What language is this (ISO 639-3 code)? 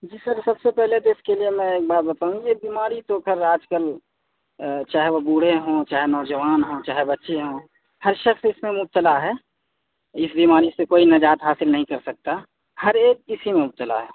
urd